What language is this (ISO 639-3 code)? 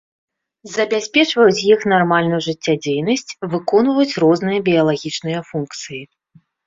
bel